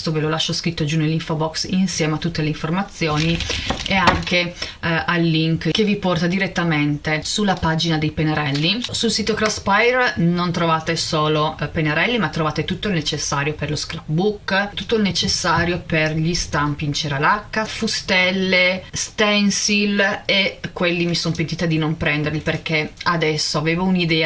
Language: Italian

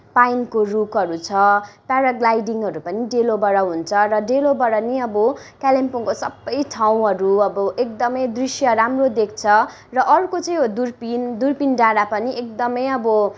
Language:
Nepali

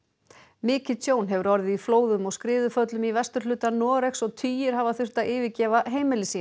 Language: Icelandic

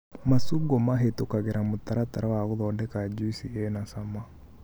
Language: Kikuyu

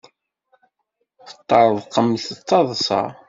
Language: Kabyle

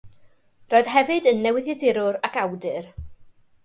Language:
Welsh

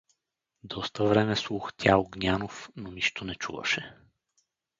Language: Bulgarian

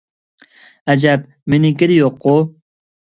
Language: Uyghur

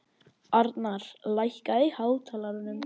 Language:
Icelandic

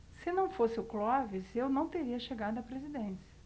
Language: Portuguese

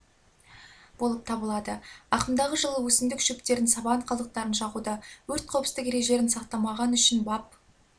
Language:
Kazakh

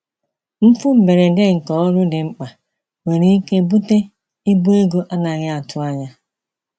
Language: Igbo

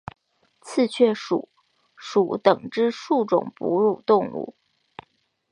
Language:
Chinese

